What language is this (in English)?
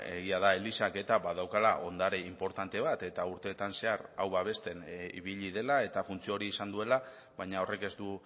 Basque